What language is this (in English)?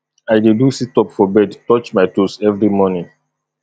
Nigerian Pidgin